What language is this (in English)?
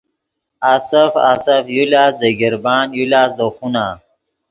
Yidgha